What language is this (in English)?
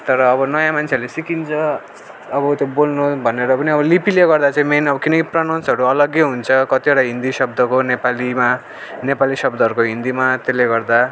Nepali